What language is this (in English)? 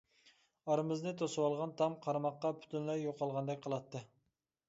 Uyghur